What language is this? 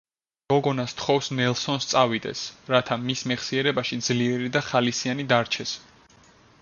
Georgian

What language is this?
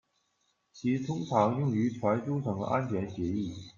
Chinese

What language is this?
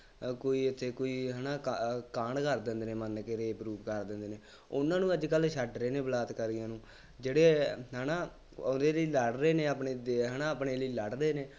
Punjabi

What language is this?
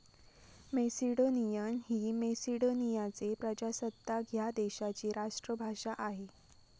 Marathi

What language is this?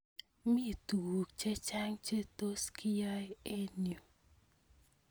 Kalenjin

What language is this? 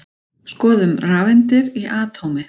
Icelandic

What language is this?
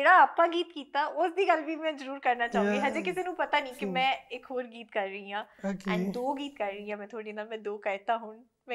Punjabi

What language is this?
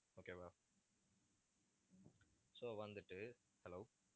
Tamil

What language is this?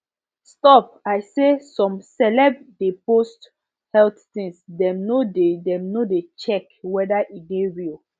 Nigerian Pidgin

